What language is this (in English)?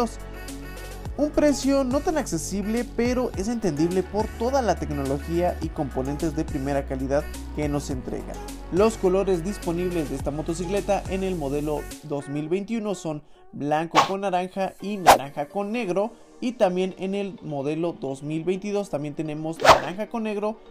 Spanish